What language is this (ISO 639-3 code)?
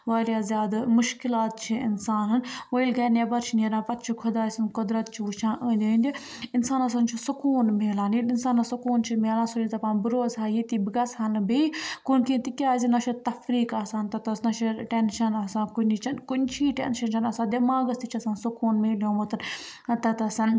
kas